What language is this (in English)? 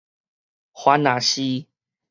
Min Nan Chinese